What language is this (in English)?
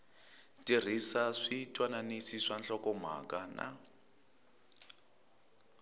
Tsonga